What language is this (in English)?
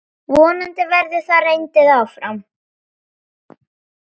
Icelandic